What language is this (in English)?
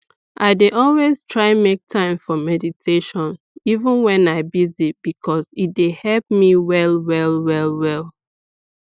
Nigerian Pidgin